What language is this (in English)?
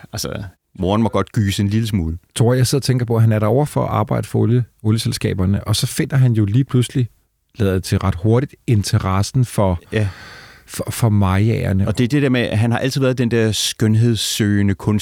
Danish